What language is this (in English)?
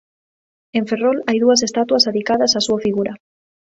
Galician